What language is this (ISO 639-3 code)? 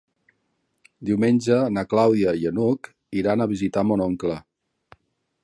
cat